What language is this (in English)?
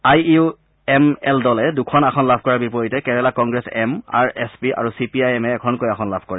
Assamese